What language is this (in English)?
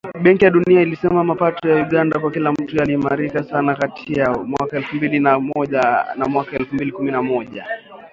Swahili